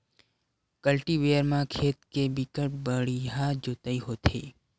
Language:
Chhattisgarhi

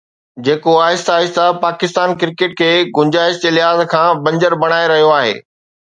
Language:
Sindhi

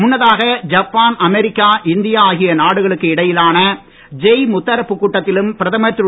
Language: Tamil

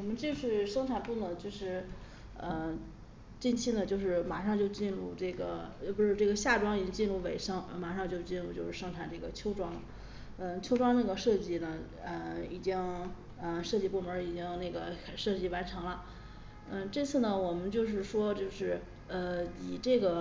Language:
Chinese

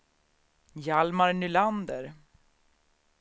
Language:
Swedish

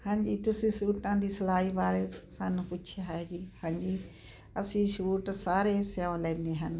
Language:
Punjabi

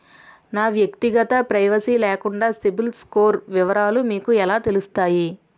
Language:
Telugu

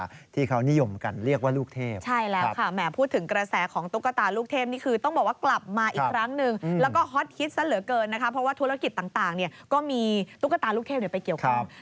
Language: Thai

